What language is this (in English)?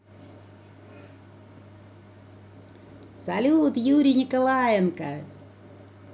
Russian